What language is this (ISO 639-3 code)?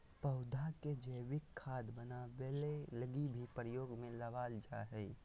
mag